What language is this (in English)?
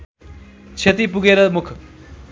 Nepali